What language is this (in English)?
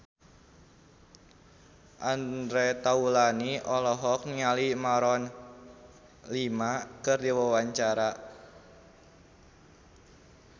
Sundanese